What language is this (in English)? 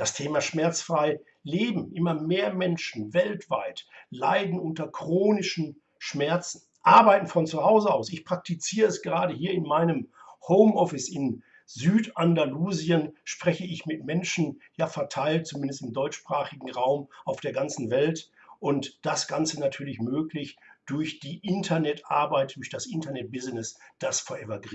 German